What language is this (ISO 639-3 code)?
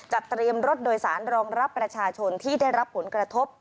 tha